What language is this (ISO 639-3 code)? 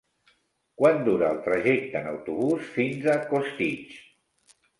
cat